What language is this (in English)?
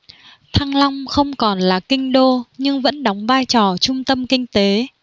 Vietnamese